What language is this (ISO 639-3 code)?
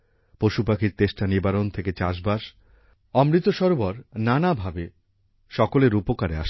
ben